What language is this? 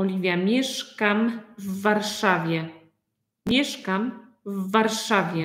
Polish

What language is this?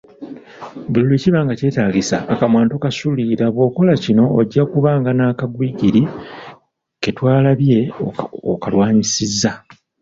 Ganda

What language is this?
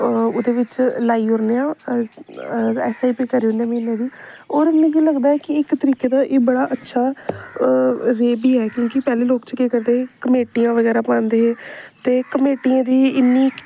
Dogri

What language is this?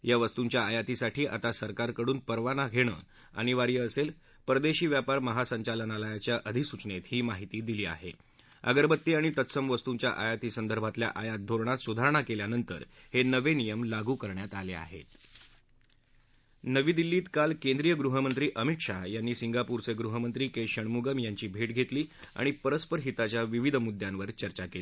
Marathi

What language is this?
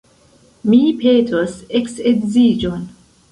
Esperanto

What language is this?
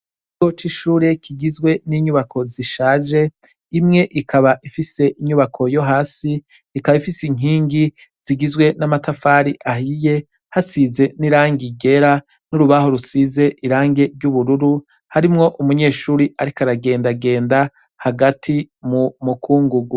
Rundi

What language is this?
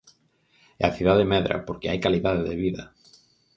Galician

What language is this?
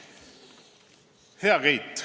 Estonian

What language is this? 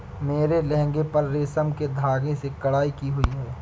Hindi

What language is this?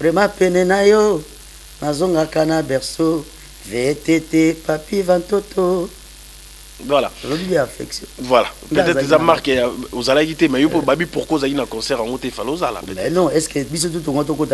French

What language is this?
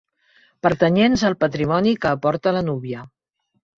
Catalan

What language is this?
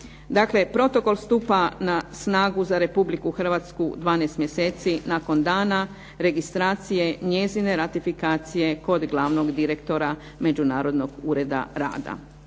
Croatian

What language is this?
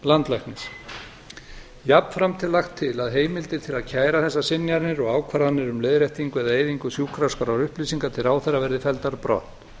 Icelandic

